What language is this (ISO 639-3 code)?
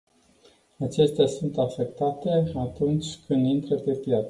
ron